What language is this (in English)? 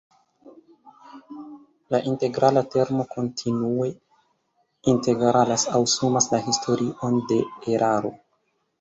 Esperanto